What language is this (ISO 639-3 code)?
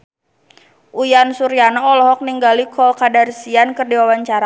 sun